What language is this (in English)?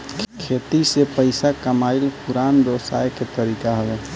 Bhojpuri